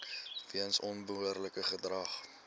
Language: Afrikaans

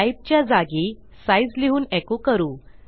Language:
Marathi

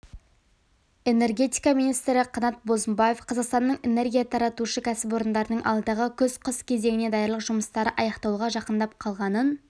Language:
Kazakh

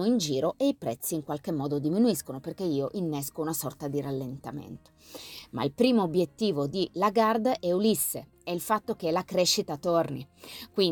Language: Italian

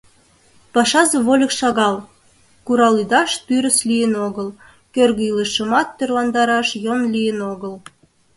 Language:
Mari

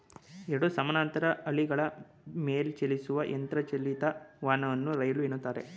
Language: Kannada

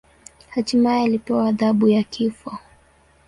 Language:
Swahili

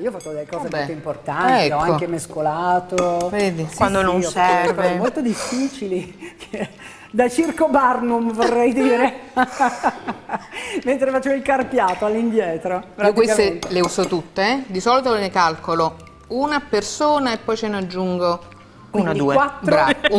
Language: Italian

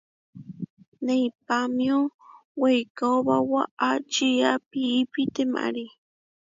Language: Huarijio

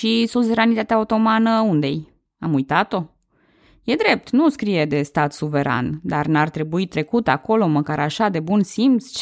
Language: Romanian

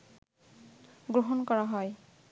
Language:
Bangla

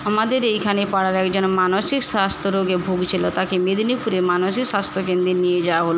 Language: Bangla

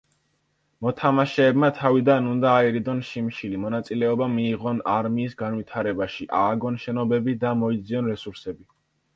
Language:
Georgian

